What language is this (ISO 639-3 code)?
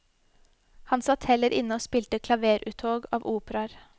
nor